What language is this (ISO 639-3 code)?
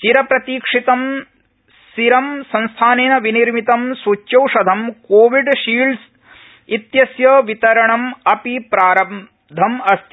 san